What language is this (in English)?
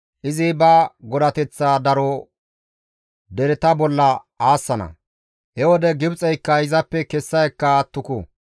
Gamo